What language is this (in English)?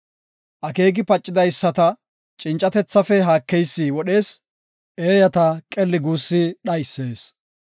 Gofa